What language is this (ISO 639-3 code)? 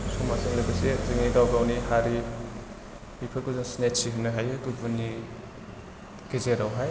brx